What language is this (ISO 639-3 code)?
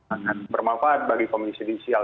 ind